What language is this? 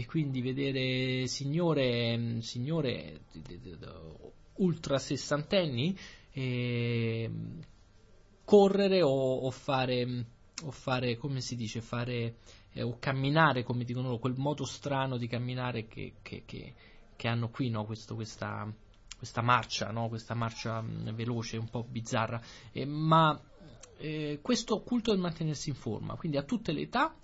Italian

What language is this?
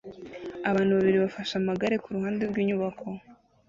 Kinyarwanda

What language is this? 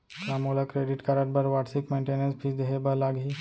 Chhattisgarhi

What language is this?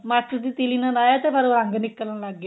Punjabi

